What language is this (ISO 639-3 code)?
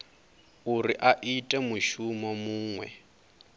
ven